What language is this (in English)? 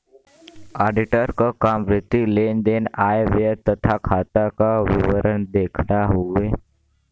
Bhojpuri